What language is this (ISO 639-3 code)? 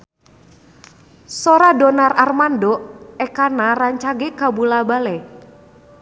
sun